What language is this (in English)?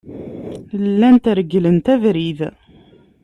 Kabyle